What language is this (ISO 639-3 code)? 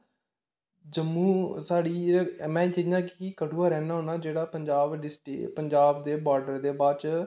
doi